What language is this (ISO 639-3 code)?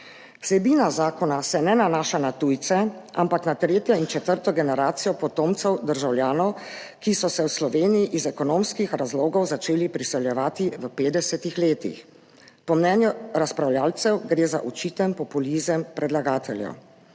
slv